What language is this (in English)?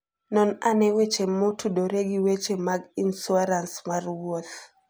Luo (Kenya and Tanzania)